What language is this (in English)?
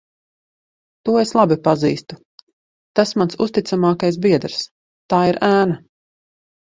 Latvian